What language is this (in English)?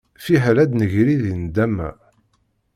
Kabyle